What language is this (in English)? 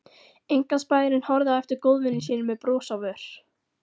Icelandic